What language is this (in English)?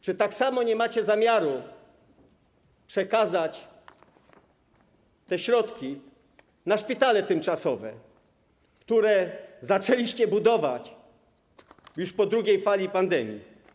Polish